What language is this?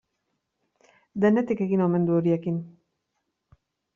Basque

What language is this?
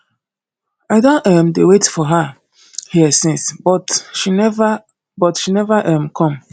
Nigerian Pidgin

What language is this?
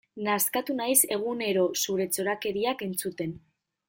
Basque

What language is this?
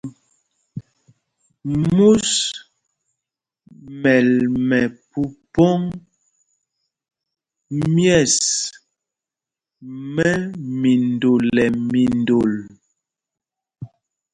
Mpumpong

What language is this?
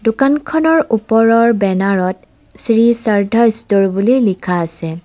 Assamese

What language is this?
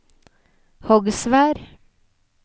Norwegian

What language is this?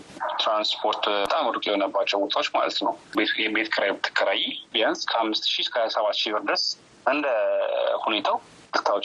Amharic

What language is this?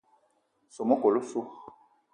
Eton (Cameroon)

